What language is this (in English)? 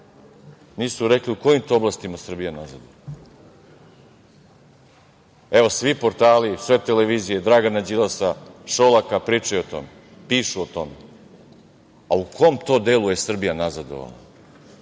Serbian